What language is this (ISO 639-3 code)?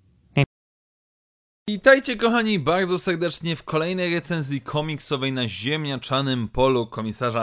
pol